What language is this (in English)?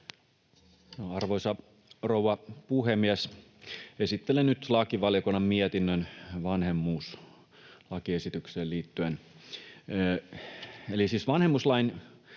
Finnish